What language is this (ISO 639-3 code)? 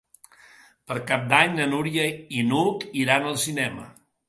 cat